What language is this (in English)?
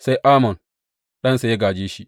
Hausa